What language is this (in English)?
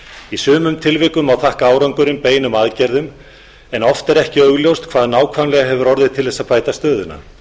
Icelandic